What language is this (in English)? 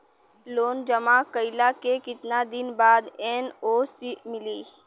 Bhojpuri